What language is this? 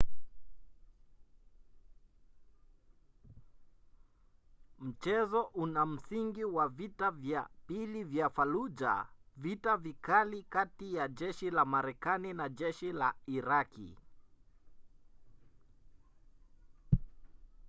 Swahili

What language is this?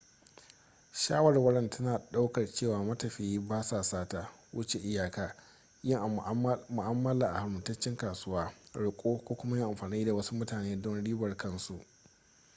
Hausa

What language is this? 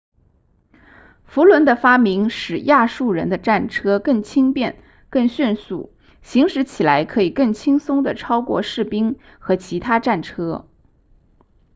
Chinese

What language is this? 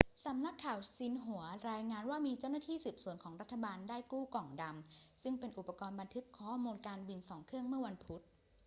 Thai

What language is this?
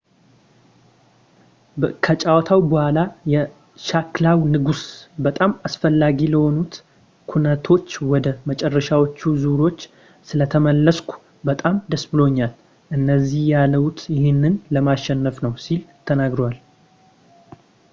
Amharic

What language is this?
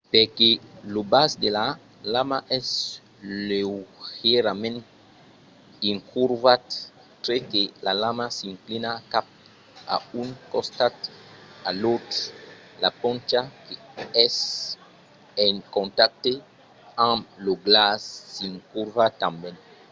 Occitan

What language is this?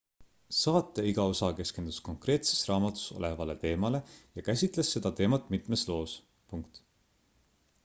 Estonian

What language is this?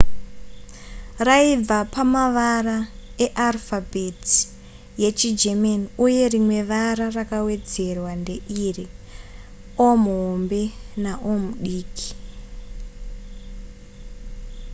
Shona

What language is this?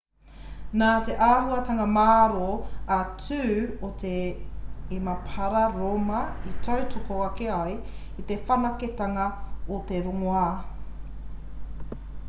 Māori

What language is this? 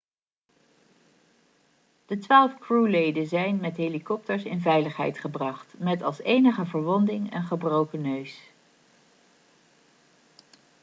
Dutch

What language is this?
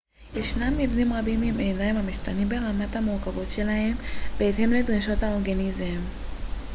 Hebrew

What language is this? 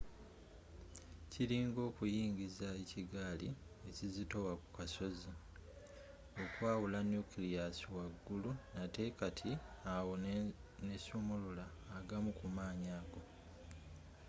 Ganda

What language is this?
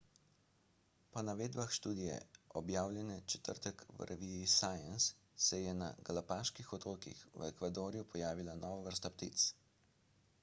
Slovenian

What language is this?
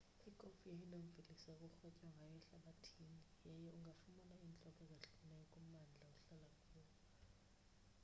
Xhosa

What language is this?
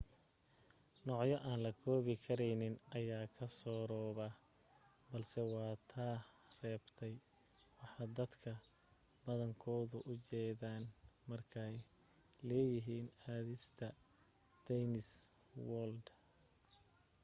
Somali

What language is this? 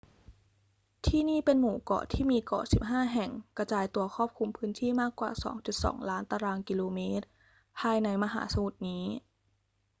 Thai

